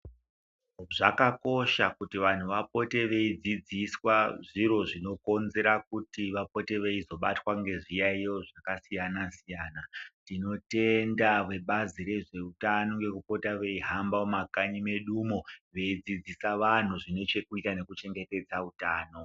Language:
Ndau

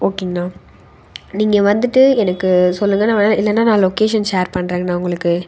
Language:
Tamil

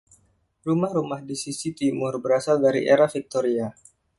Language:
Indonesian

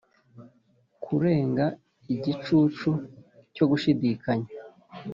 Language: Kinyarwanda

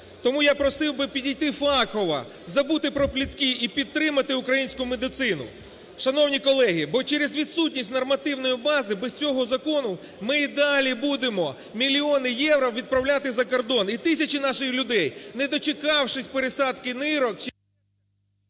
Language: Ukrainian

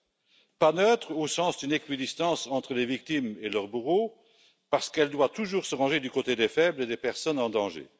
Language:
French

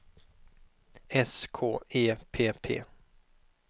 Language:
Swedish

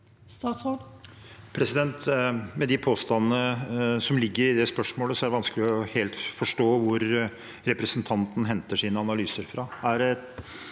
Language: Norwegian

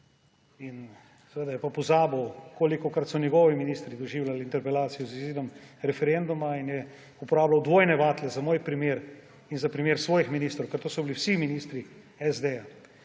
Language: Slovenian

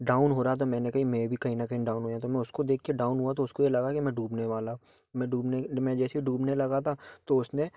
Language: Hindi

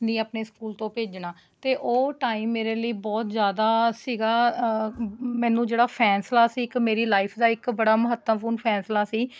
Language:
Punjabi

